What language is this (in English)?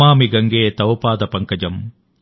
Telugu